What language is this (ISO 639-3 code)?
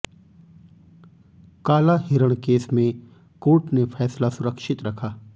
hin